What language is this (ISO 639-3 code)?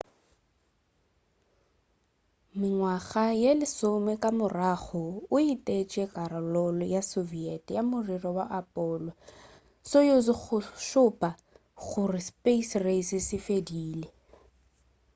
nso